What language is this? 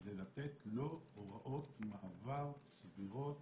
Hebrew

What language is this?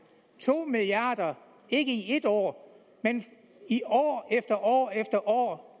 Danish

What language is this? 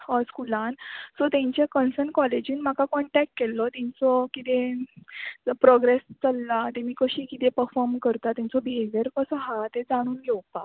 Konkani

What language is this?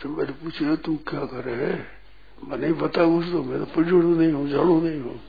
Hindi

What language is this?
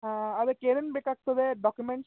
Kannada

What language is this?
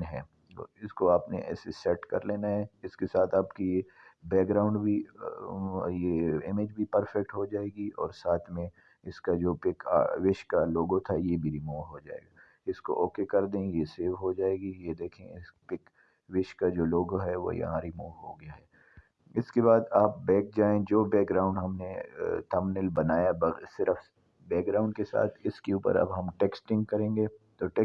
Urdu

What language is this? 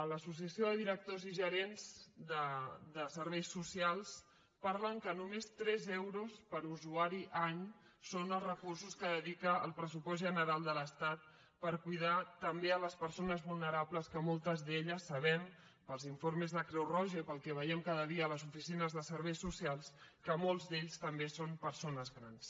Catalan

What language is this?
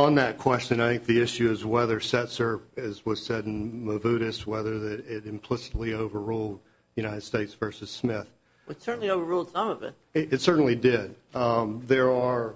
English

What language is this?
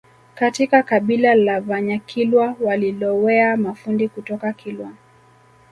Swahili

